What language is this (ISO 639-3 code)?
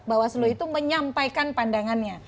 ind